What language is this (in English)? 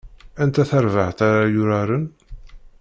Kabyle